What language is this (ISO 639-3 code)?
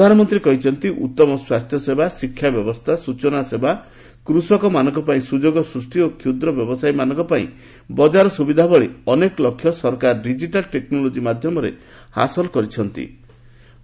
ori